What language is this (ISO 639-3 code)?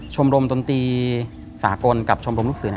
tha